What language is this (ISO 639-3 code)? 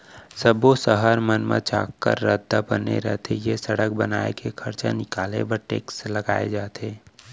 hne